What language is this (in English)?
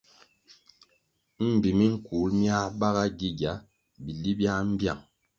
Kwasio